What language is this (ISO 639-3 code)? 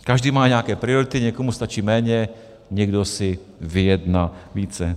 ces